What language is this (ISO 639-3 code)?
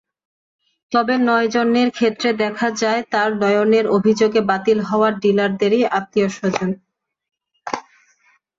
ben